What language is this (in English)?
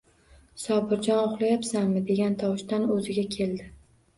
Uzbek